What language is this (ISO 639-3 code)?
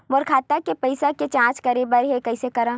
hne